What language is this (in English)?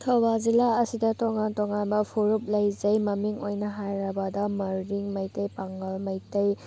Manipuri